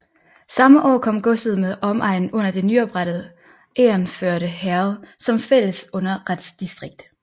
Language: Danish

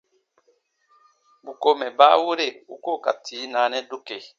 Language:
Baatonum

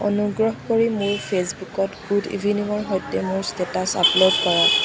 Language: Assamese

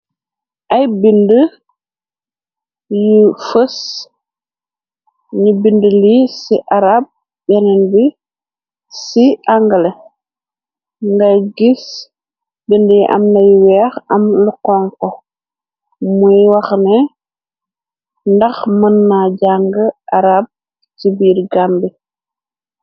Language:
Wolof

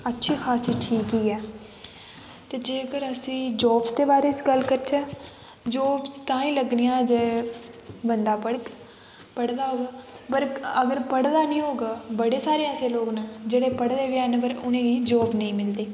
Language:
Dogri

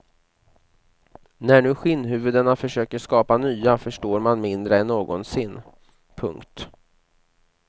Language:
Swedish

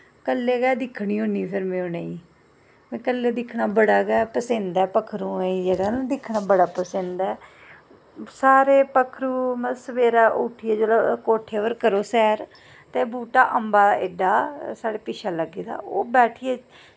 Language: Dogri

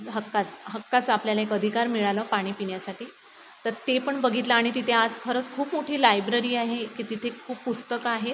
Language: Marathi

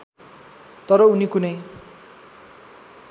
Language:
Nepali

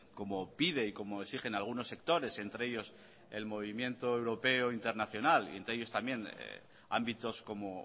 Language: Spanish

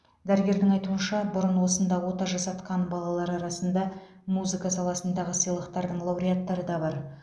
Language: Kazakh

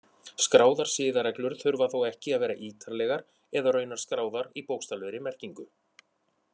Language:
Icelandic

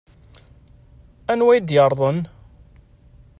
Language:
Kabyle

